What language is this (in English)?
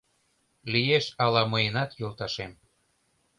Mari